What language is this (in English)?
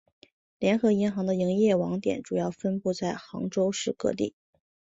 Chinese